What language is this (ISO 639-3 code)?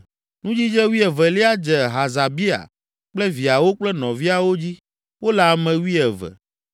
ewe